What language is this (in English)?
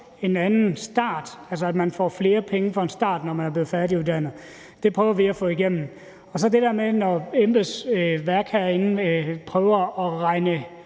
Danish